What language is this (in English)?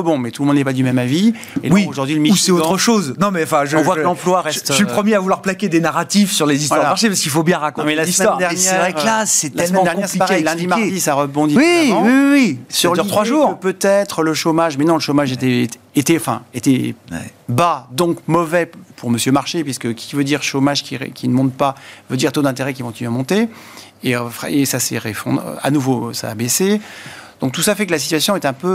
French